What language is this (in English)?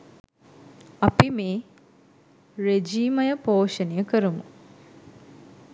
Sinhala